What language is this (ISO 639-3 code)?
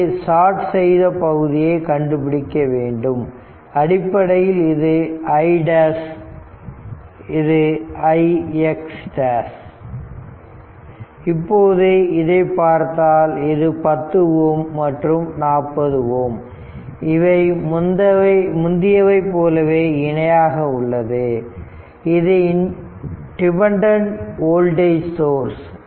tam